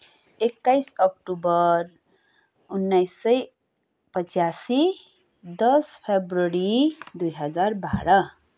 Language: Nepali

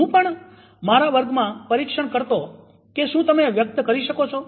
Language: Gujarati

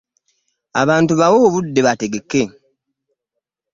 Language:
Ganda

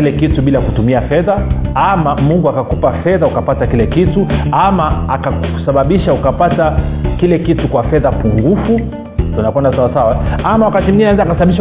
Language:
Swahili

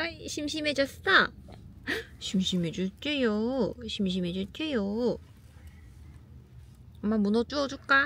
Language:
Korean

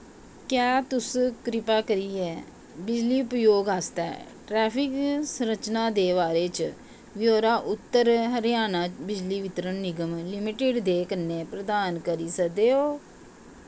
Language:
Dogri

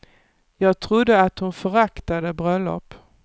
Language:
Swedish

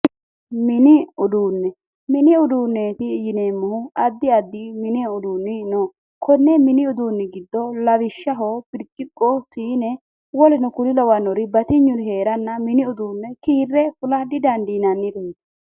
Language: Sidamo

